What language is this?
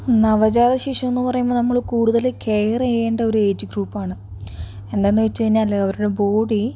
Malayalam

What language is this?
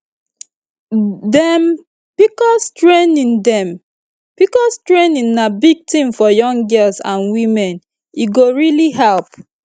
Nigerian Pidgin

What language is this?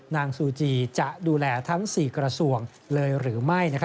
Thai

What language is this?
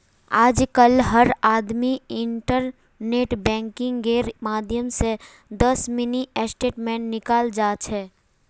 Magahi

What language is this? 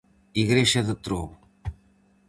Galician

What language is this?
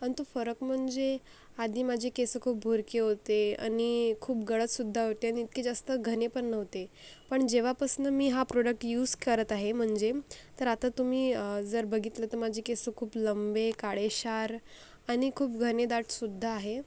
Marathi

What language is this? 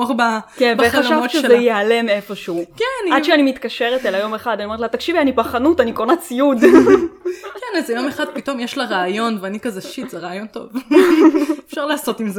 Hebrew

